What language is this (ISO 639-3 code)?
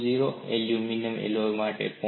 guj